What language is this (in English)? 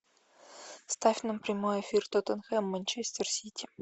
Russian